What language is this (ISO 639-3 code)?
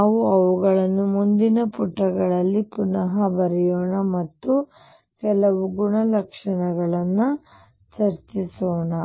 kan